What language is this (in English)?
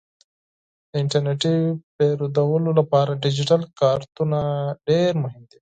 Pashto